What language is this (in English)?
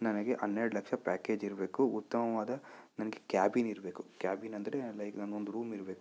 Kannada